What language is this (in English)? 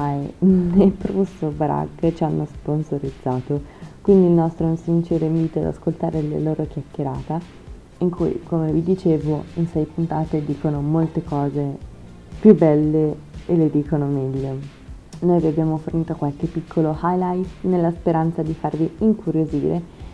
Italian